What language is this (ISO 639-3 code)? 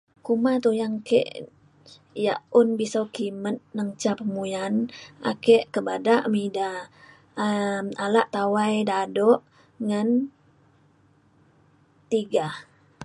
xkl